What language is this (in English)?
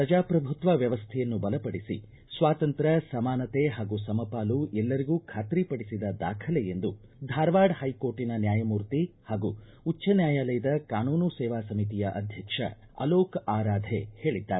Kannada